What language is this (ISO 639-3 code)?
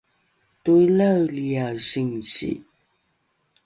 dru